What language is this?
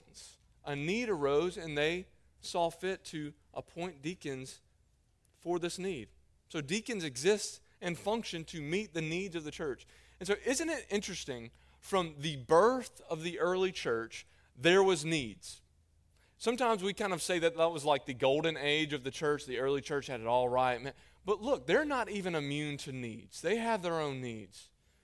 English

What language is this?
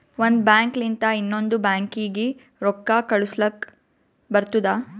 Kannada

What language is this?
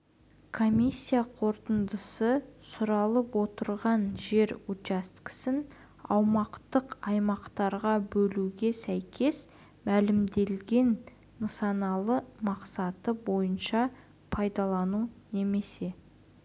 Kazakh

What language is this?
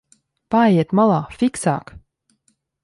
Latvian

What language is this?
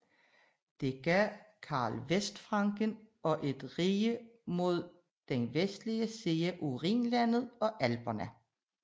Danish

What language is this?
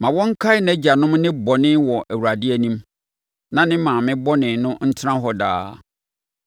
Akan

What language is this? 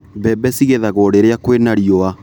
Kikuyu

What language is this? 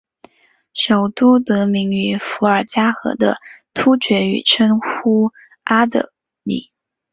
Chinese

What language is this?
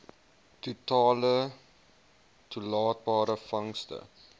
Afrikaans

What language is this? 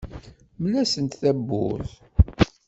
Kabyle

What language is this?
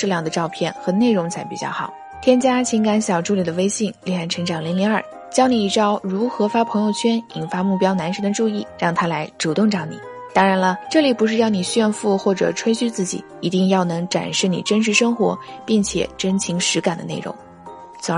Chinese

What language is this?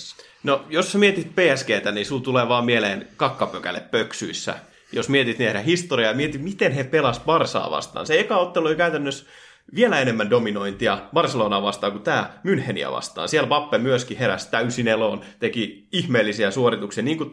Finnish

